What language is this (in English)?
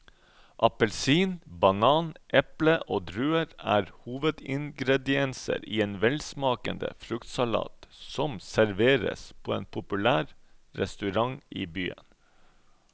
Norwegian